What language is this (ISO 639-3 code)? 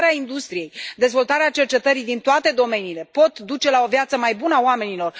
ron